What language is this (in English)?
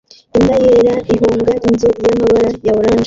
Kinyarwanda